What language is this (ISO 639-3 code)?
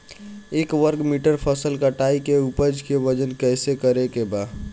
bho